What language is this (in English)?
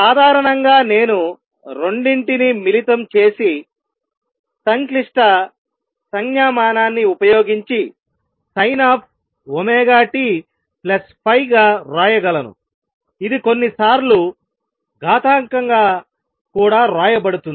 Telugu